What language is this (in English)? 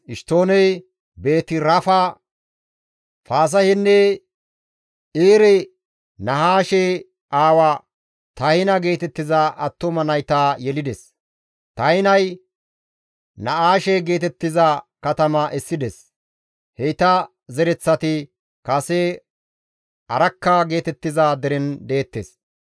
Gamo